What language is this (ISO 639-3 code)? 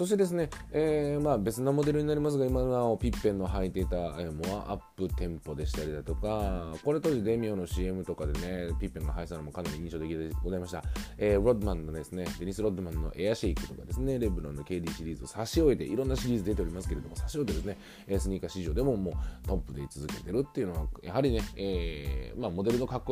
jpn